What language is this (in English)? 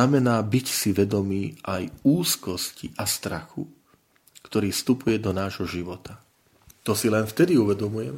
Slovak